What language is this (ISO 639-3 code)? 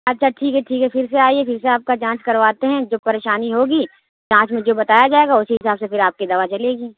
urd